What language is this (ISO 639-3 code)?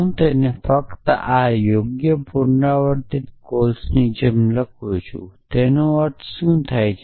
guj